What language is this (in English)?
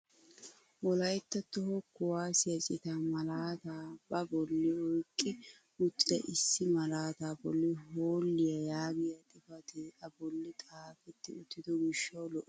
Wolaytta